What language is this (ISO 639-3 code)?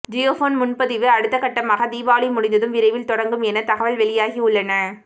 tam